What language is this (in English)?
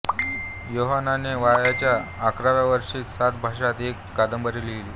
Marathi